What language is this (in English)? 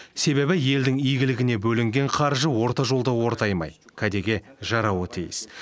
Kazakh